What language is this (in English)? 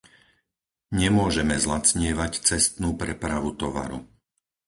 Slovak